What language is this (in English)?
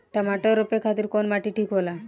Bhojpuri